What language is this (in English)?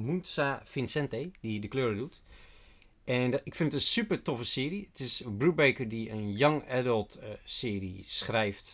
Dutch